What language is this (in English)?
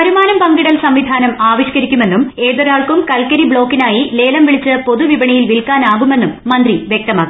Malayalam